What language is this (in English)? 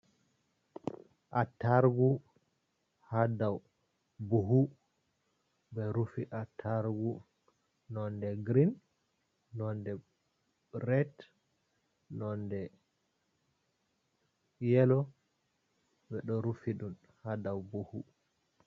Fula